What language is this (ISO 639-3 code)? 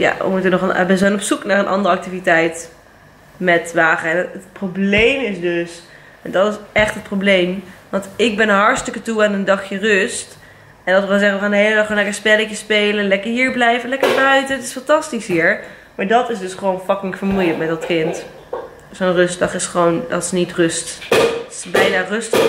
nld